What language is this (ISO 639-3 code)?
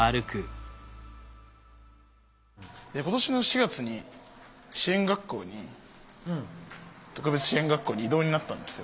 jpn